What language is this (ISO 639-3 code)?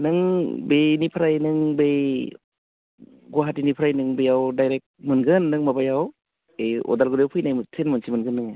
brx